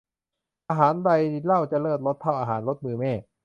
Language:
Thai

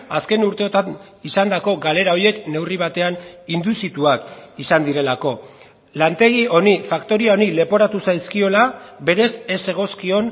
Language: Basque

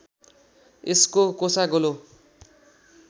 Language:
Nepali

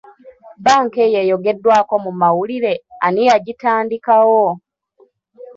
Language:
Ganda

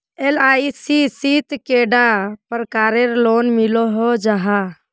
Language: Magahi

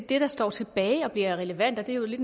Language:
Danish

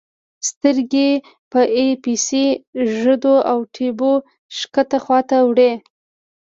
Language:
Pashto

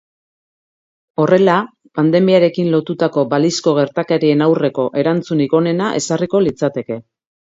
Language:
Basque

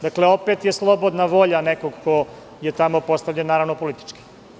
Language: Serbian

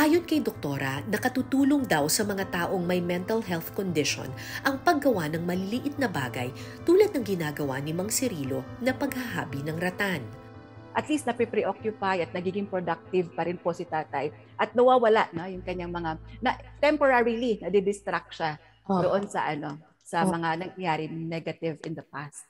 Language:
Filipino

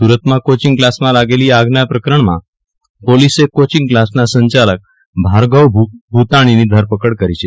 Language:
Gujarati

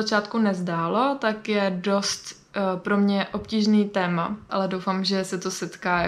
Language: Czech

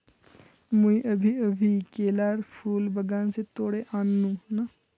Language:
Magahi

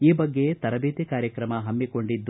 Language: Kannada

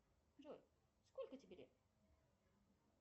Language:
Russian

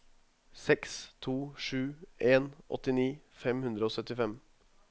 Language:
Norwegian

